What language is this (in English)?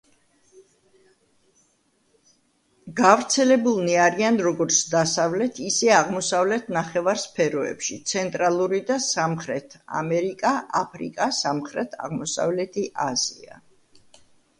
Georgian